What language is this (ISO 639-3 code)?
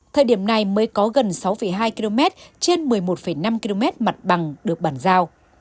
vie